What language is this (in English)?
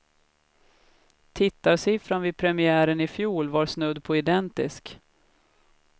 Swedish